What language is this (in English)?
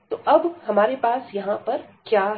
Hindi